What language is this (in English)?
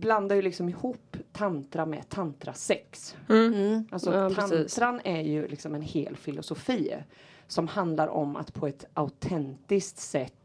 Swedish